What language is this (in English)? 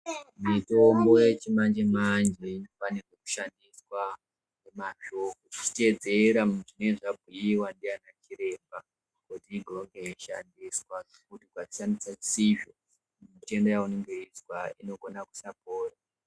Ndau